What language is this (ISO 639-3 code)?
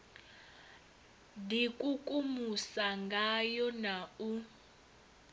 ven